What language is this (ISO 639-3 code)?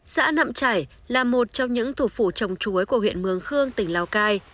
vie